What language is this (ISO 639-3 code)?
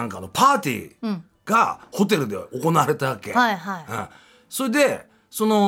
jpn